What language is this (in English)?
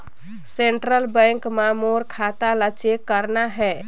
Chhattisgarhi